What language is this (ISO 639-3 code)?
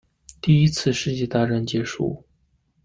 zho